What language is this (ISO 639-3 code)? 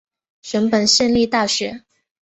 zho